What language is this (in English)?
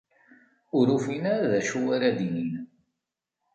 Kabyle